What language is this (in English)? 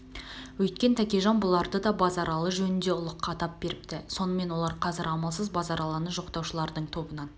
Kazakh